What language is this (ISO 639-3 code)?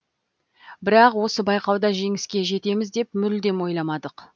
kaz